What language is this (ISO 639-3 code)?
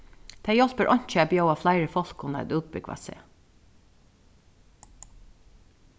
fao